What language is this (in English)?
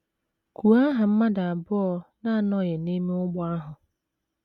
Igbo